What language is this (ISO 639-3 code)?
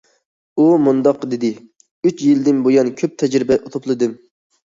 uig